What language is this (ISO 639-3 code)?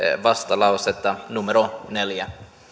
fin